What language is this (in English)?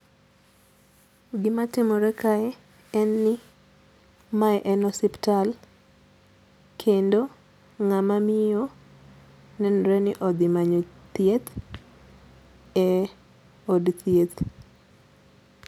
Luo (Kenya and Tanzania)